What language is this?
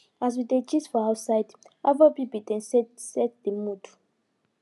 Nigerian Pidgin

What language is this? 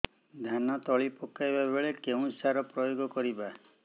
Odia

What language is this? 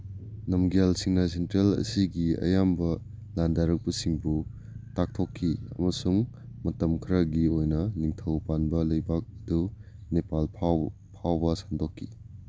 Manipuri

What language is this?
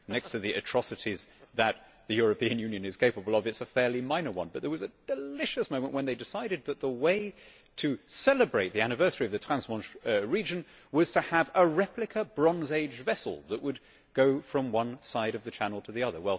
English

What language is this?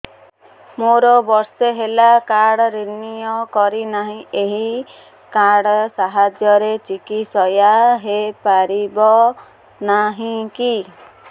Odia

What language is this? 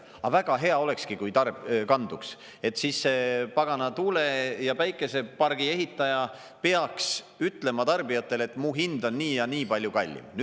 Estonian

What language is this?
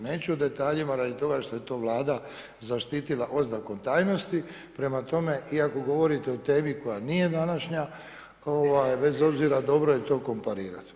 Croatian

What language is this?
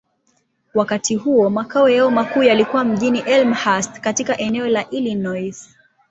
Swahili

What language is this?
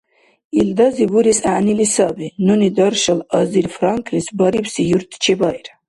Dargwa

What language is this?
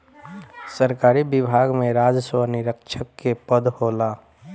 Bhojpuri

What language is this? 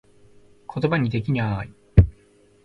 Japanese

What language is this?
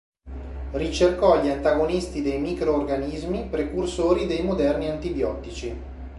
Italian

